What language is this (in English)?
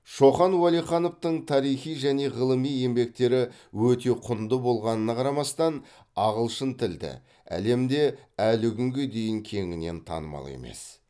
Kazakh